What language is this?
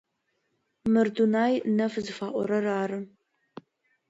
Adyghe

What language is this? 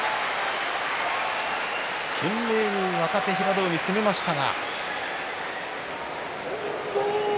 Japanese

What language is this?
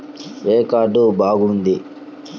Telugu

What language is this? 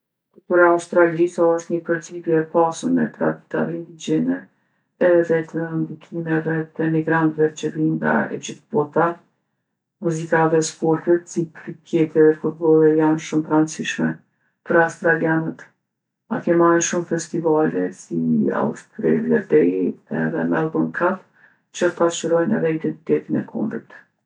Gheg Albanian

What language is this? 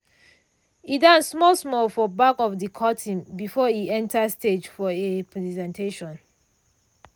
Nigerian Pidgin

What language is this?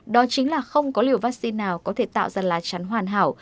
Vietnamese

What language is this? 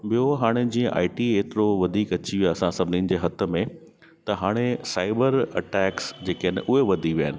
Sindhi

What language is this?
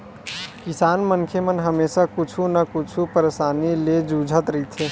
Chhattisgarhi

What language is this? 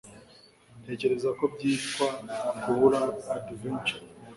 Kinyarwanda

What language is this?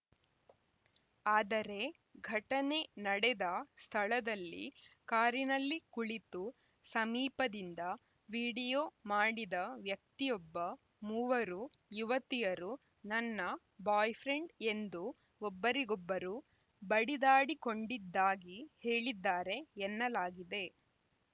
Kannada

